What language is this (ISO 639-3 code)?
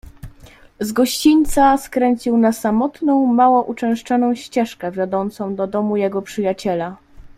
pol